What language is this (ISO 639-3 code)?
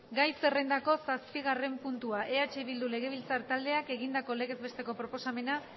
eus